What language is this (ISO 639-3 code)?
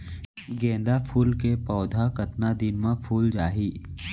hne